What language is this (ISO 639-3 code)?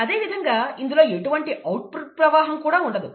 tel